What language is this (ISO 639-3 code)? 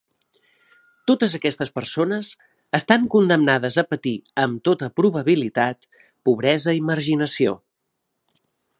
cat